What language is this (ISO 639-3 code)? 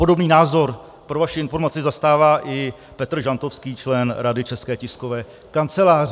ces